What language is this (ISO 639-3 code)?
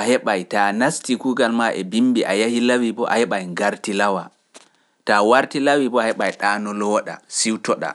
fuf